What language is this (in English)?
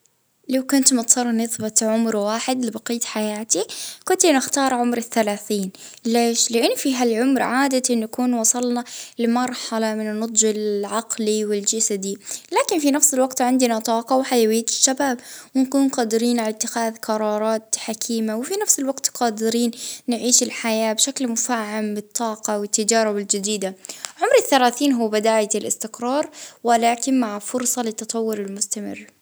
Libyan Arabic